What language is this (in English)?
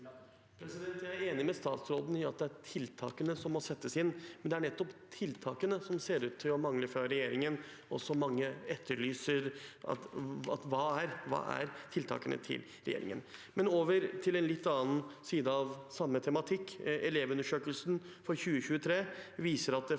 Norwegian